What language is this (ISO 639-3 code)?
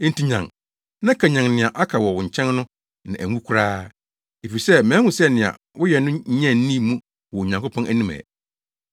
aka